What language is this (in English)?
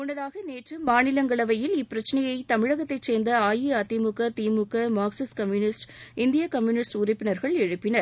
Tamil